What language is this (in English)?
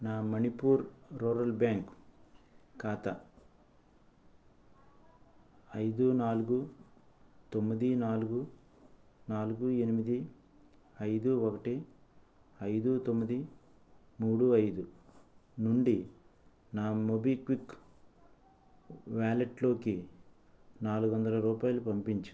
Telugu